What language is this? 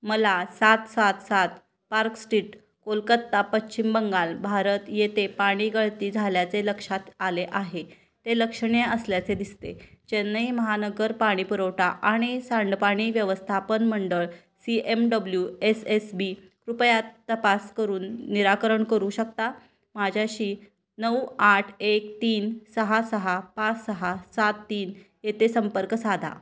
Marathi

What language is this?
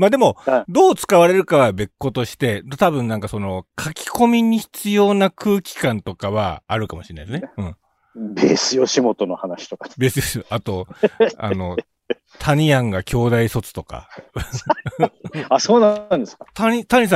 Japanese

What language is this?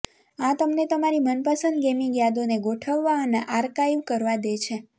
Gujarati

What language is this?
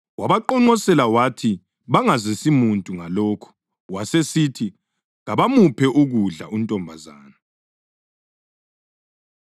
North Ndebele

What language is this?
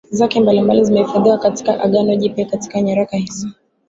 Swahili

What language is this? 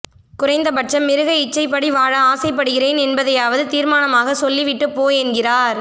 Tamil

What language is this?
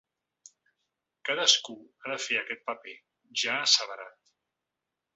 Catalan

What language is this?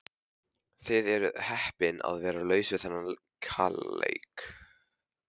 Icelandic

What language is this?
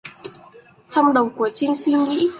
Vietnamese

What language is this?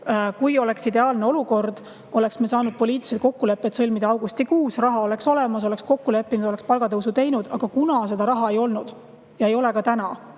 Estonian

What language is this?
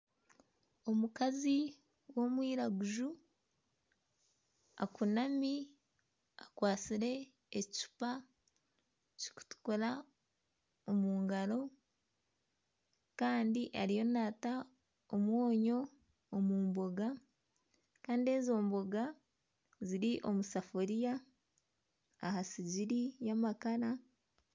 Nyankole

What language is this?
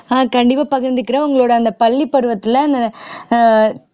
Tamil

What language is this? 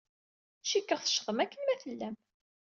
Kabyle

